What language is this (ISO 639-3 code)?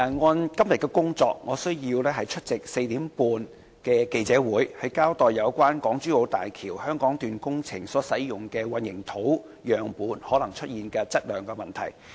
yue